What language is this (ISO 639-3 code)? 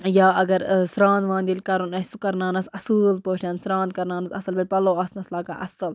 kas